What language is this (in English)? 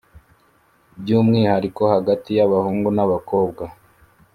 Kinyarwanda